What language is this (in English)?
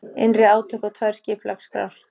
Icelandic